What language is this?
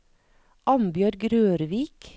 Norwegian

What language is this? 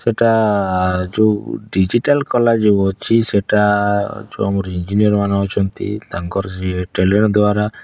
Odia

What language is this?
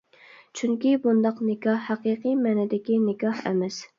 Uyghur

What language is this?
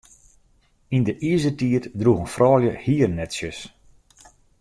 Western Frisian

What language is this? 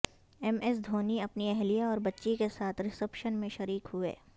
Urdu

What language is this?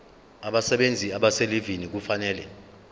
Zulu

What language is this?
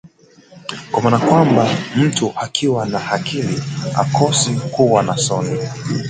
Swahili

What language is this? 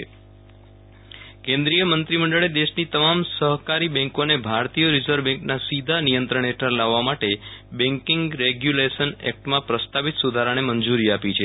Gujarati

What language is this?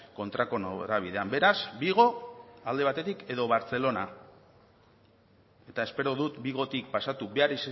Basque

